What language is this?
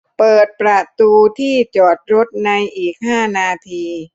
Thai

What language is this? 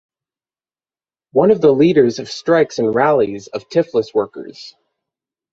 English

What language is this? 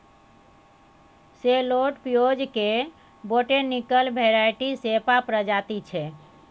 Maithili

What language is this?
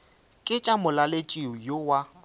Northern Sotho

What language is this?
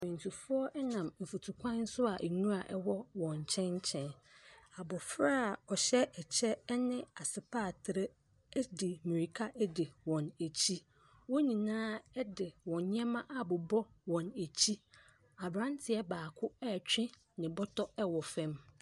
Akan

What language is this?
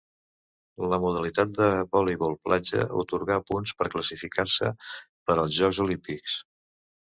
Catalan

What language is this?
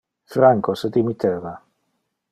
Interlingua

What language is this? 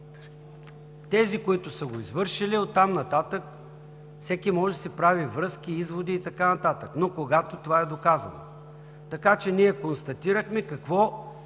Bulgarian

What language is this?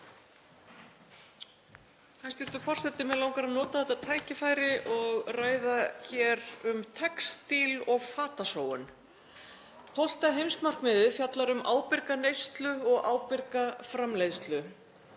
Icelandic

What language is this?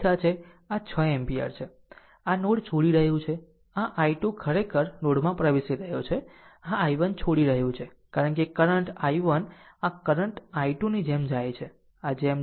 Gujarati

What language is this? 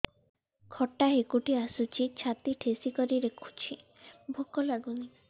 Odia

